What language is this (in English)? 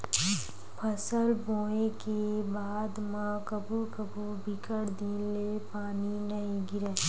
Chhattisgarhi